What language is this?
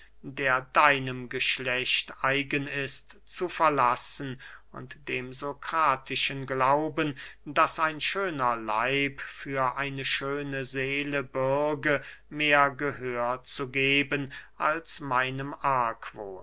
German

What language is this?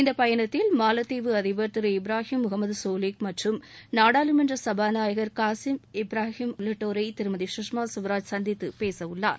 Tamil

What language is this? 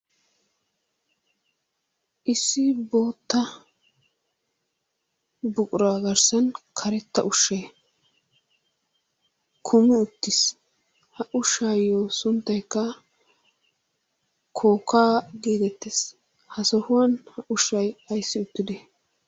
Wolaytta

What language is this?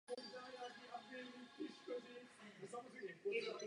Czech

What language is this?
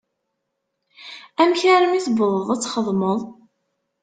Kabyle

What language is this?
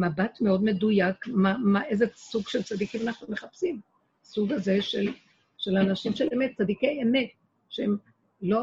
Hebrew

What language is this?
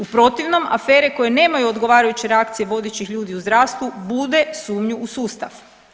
Croatian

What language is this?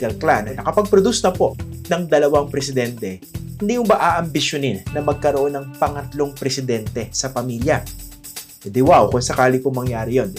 Filipino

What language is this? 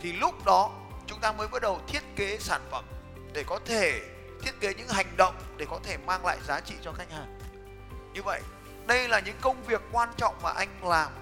Vietnamese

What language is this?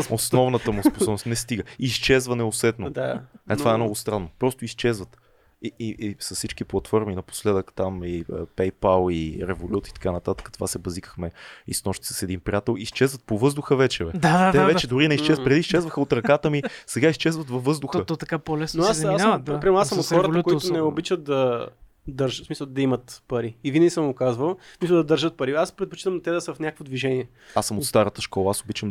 Bulgarian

